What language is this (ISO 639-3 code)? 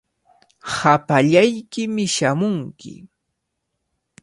qvl